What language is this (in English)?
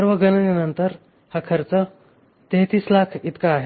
Marathi